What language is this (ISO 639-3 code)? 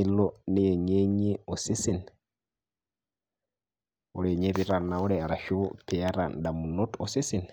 mas